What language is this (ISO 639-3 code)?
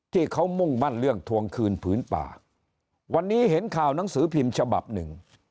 tha